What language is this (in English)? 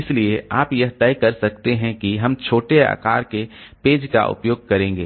Hindi